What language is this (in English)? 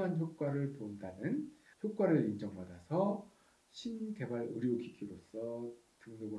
Korean